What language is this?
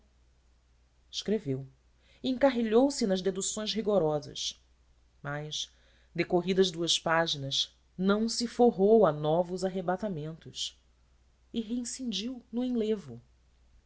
Portuguese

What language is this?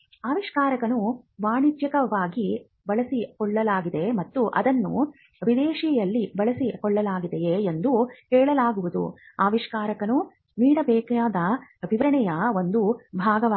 Kannada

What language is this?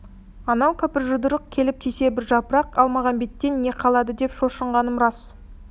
Kazakh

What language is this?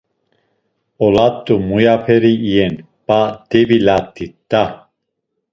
Laz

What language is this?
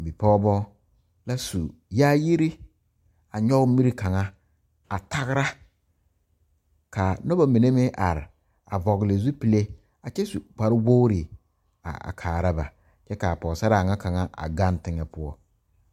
Southern Dagaare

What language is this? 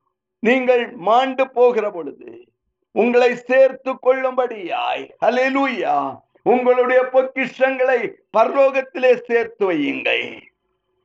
Tamil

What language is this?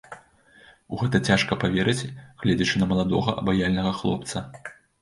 Belarusian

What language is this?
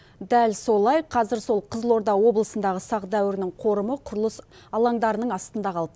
Kazakh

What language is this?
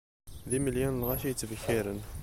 Kabyle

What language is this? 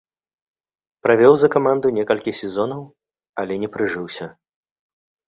Belarusian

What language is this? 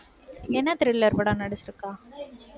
Tamil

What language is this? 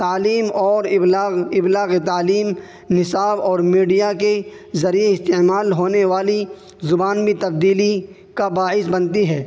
Urdu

